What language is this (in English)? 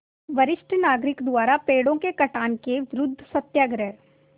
Hindi